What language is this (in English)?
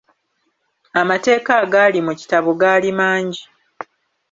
Ganda